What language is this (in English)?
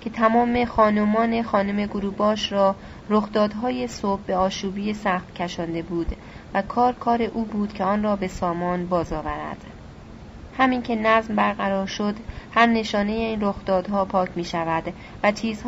Persian